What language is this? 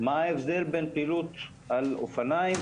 Hebrew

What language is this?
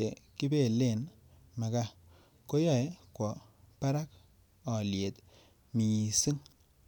Kalenjin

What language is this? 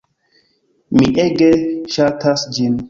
Esperanto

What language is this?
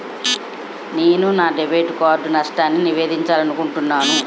Telugu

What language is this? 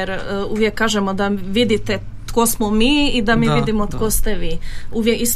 Croatian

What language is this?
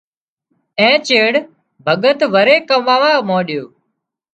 Wadiyara Koli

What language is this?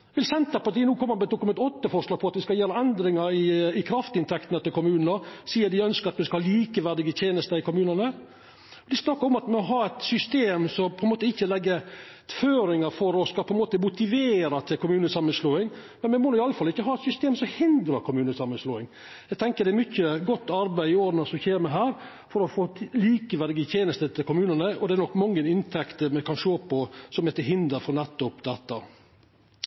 Norwegian Nynorsk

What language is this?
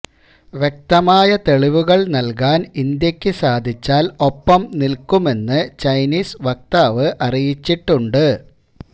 Malayalam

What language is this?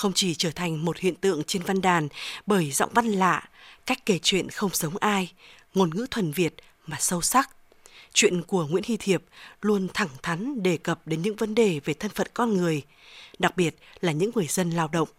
Vietnamese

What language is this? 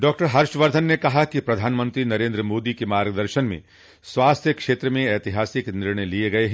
Hindi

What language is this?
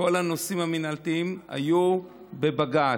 Hebrew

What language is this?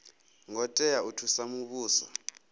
Venda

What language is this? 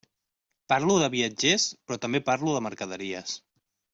Catalan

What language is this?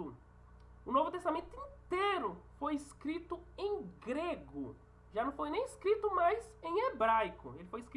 Portuguese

